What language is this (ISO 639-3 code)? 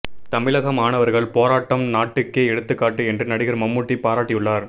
tam